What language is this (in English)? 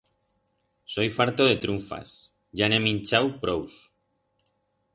Aragonese